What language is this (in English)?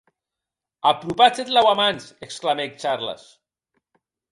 Occitan